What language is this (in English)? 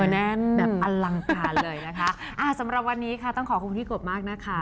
Thai